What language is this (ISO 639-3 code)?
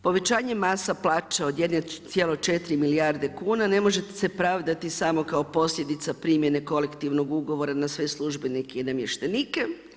hrv